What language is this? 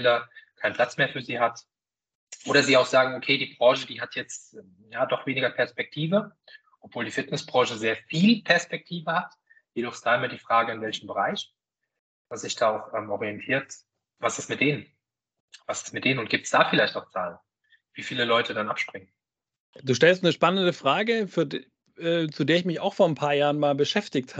German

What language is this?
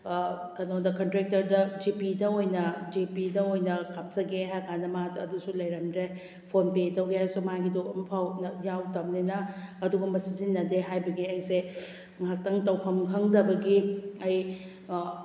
Manipuri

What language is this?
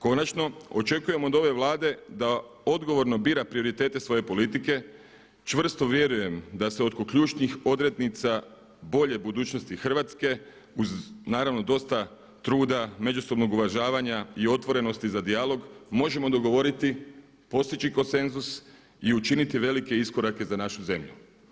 Croatian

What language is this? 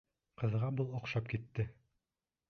Bashkir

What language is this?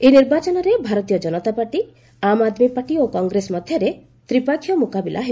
Odia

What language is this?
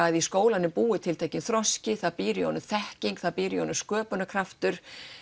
Icelandic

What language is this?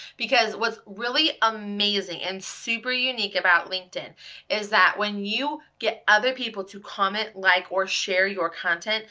English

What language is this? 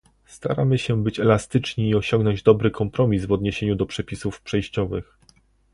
Polish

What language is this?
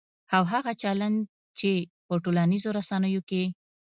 Pashto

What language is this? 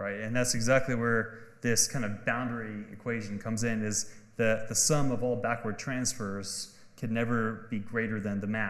English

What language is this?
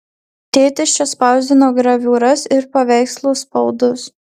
Lithuanian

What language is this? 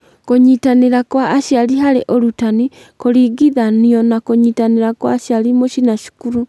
Kikuyu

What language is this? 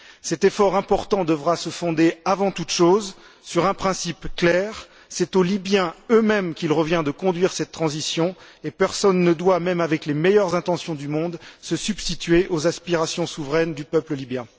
French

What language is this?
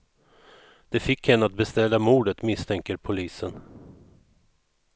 Swedish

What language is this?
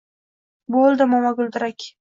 Uzbek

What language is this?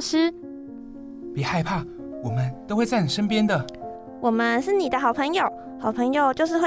Chinese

